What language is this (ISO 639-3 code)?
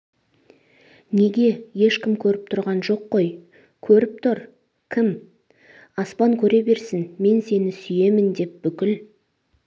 kaz